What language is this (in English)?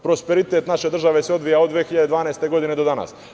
Serbian